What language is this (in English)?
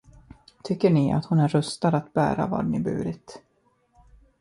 Swedish